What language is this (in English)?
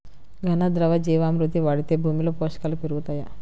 Telugu